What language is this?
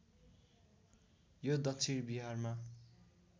Nepali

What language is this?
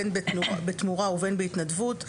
Hebrew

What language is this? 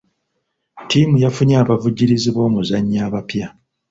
Ganda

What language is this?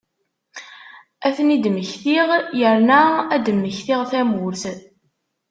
Kabyle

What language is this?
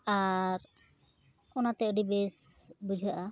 Santali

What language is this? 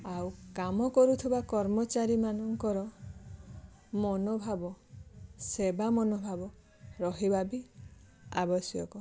Odia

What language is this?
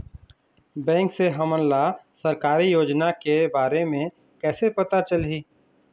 Chhattisgarhi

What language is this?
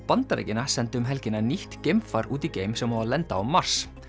Icelandic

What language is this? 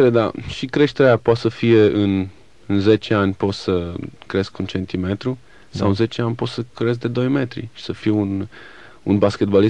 Romanian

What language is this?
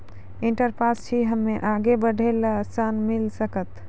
Maithili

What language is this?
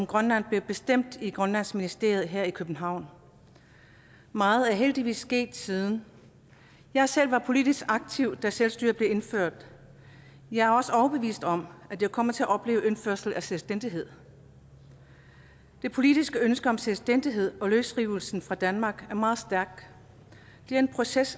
Danish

